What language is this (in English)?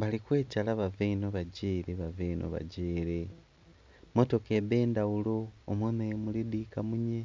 Soga